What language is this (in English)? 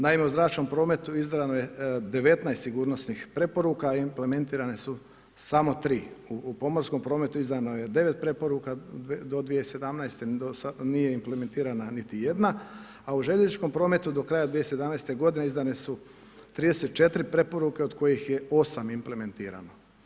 Croatian